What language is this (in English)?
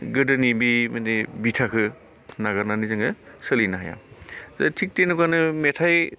Bodo